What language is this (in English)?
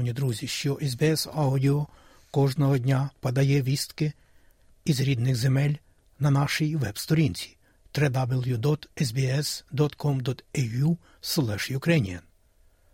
Ukrainian